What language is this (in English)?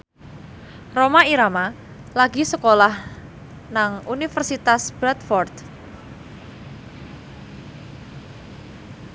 Javanese